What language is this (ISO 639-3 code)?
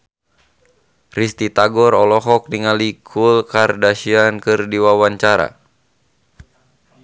sun